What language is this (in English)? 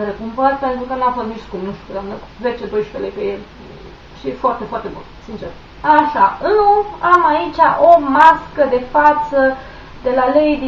Romanian